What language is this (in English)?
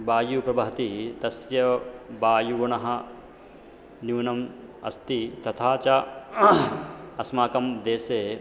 Sanskrit